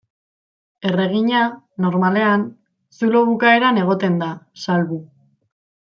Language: Basque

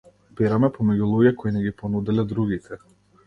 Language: Macedonian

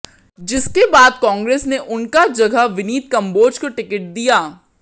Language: Hindi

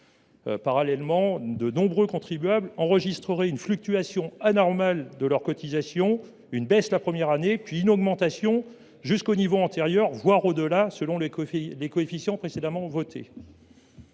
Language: French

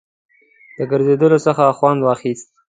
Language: Pashto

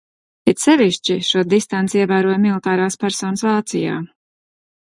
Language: Latvian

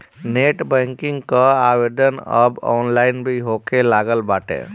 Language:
Bhojpuri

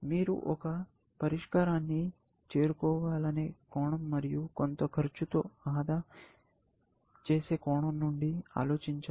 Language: Telugu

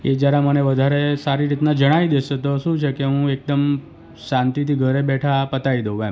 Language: Gujarati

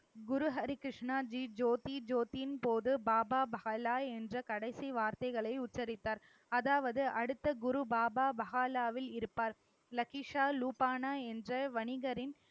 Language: Tamil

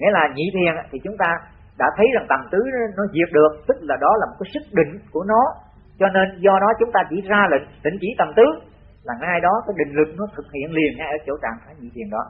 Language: Vietnamese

